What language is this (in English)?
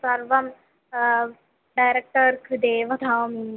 Sanskrit